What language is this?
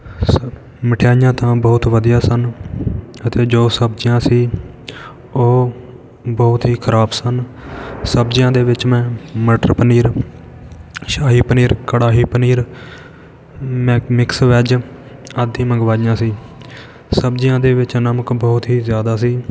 Punjabi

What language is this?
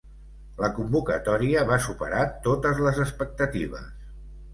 Catalan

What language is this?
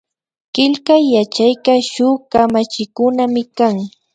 Imbabura Highland Quichua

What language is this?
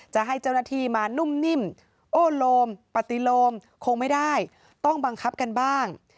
Thai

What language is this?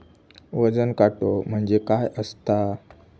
Marathi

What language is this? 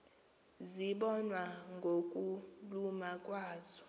Xhosa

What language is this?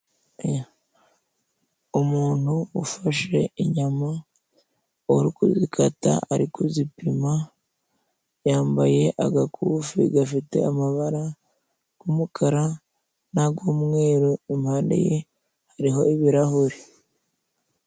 Kinyarwanda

